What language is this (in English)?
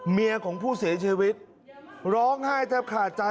Thai